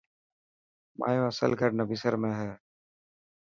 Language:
Dhatki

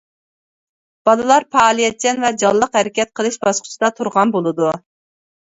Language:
Uyghur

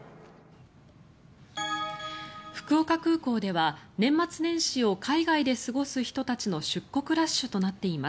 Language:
Japanese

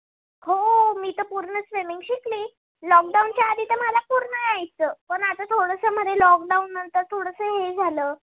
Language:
Marathi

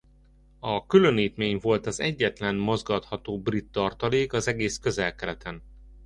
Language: Hungarian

